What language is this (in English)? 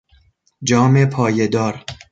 Persian